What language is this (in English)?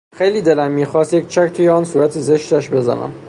Persian